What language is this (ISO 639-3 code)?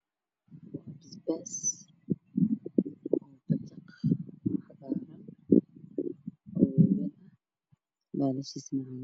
som